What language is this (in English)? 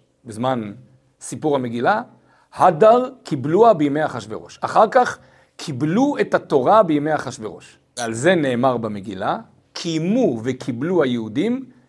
Hebrew